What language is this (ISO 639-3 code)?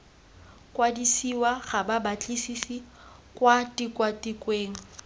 tsn